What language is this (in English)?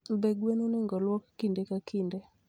Luo (Kenya and Tanzania)